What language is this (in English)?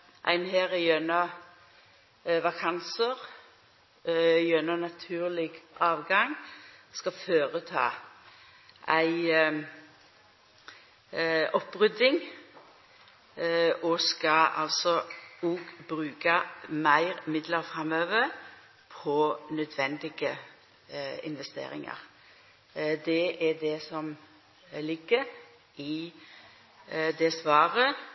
Norwegian Nynorsk